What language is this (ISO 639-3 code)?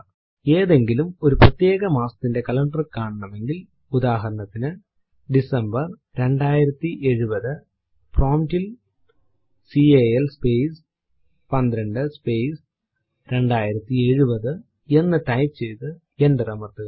mal